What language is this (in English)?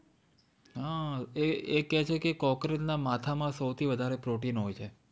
Gujarati